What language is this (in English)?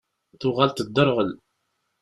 Kabyle